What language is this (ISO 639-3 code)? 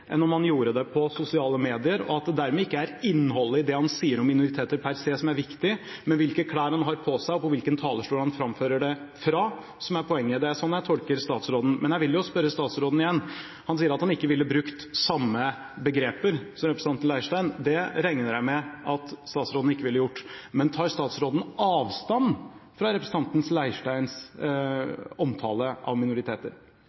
nob